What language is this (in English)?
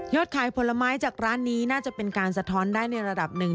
Thai